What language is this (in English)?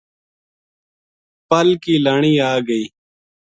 Gujari